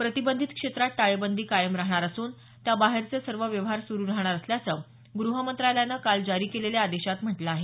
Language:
Marathi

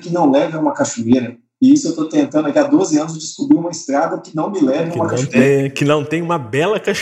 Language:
Portuguese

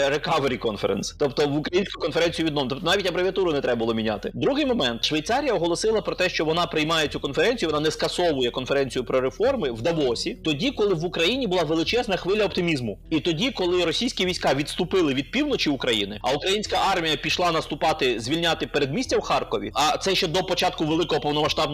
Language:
Ukrainian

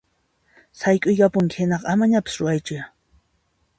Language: Puno Quechua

